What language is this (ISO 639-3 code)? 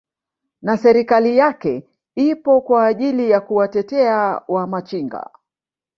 swa